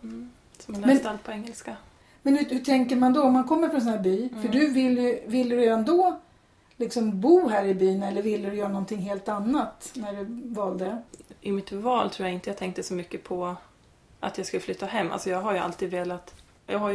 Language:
Swedish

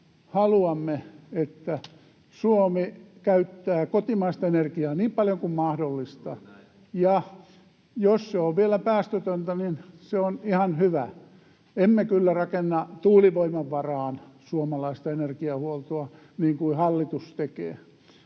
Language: Finnish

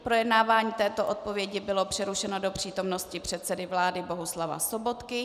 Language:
Czech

